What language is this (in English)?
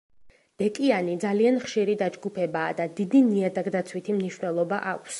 Georgian